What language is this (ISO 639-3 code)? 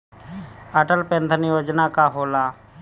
bho